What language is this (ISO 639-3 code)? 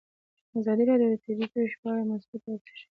pus